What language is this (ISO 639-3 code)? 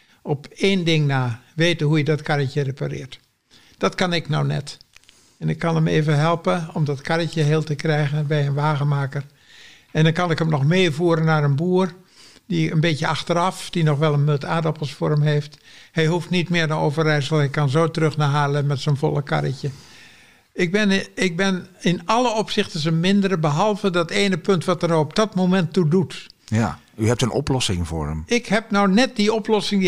nld